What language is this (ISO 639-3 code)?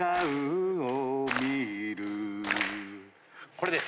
jpn